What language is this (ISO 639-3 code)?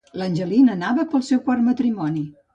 cat